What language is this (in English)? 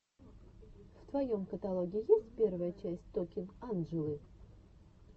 Russian